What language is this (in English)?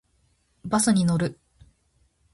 Japanese